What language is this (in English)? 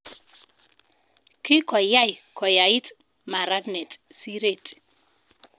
Kalenjin